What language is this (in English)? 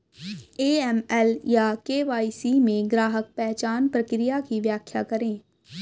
Hindi